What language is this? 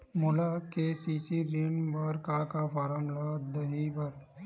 Chhattisgarhi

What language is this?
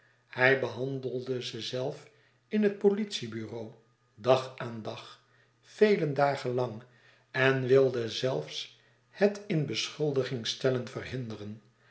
Dutch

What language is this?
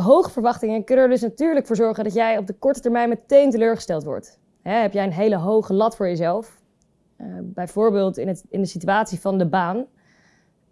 Dutch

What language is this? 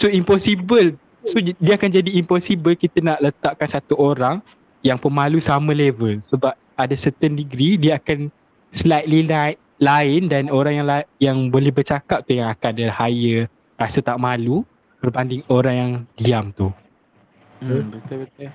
Malay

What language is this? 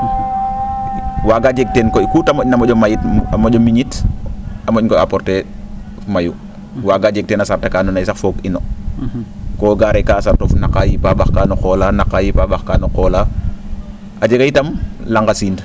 Serer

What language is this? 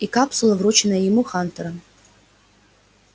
Russian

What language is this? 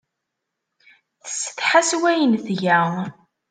Kabyle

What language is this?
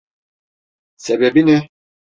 Turkish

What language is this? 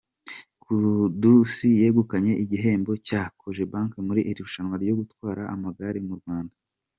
Kinyarwanda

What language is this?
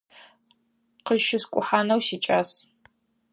Adyghe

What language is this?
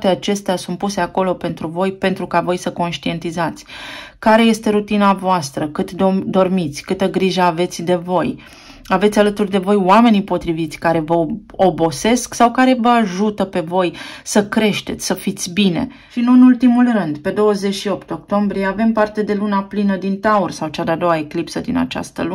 Romanian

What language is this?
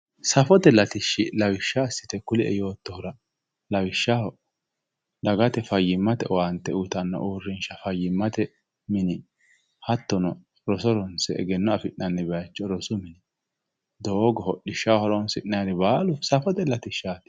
Sidamo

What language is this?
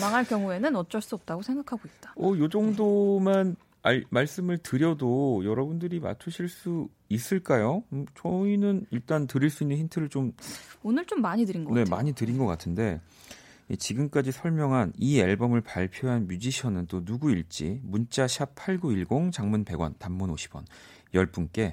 Korean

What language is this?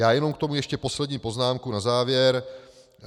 Czech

